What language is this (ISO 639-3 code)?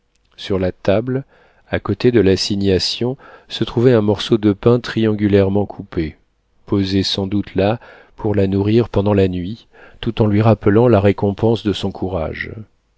fra